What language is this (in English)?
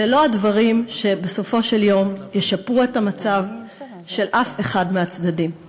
Hebrew